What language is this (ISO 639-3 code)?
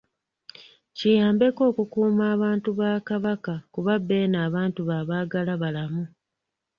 lug